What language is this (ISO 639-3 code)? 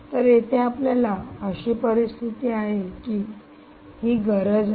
mar